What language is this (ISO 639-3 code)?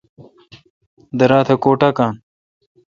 xka